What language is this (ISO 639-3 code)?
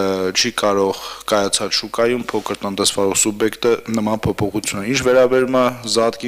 ron